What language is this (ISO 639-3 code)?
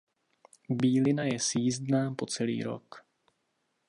ces